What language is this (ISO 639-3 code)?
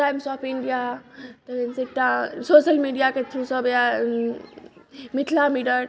mai